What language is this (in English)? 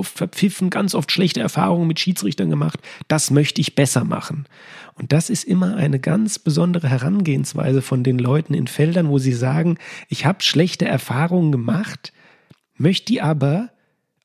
German